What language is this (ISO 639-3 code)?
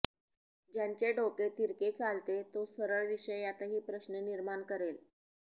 mar